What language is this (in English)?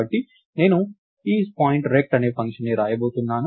Telugu